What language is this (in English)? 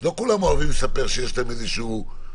Hebrew